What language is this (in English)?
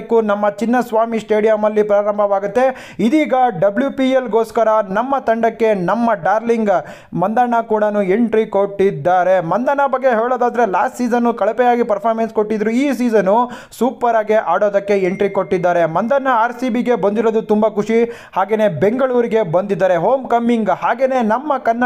Kannada